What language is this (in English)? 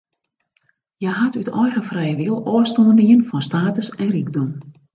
Western Frisian